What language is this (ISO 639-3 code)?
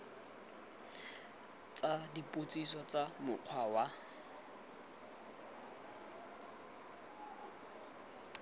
tsn